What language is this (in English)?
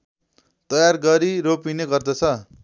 Nepali